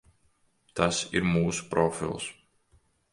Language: Latvian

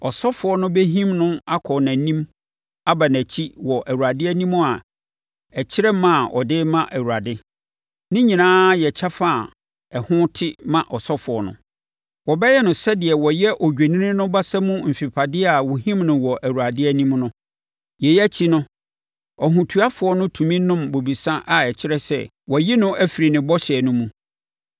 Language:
Akan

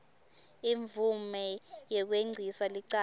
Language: Swati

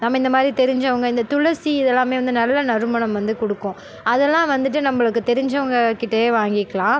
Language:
Tamil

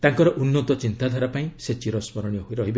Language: Odia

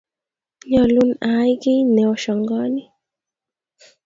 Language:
Kalenjin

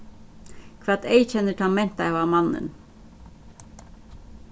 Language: Faroese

